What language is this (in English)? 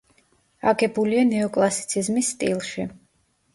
Georgian